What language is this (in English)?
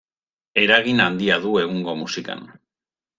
Basque